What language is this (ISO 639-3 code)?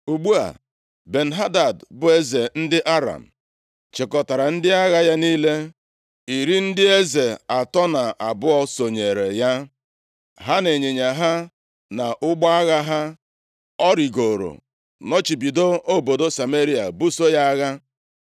ibo